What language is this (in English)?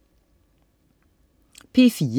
Danish